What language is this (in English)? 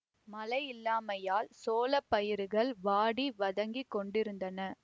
Tamil